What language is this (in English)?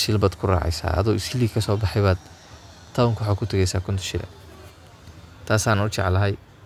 Somali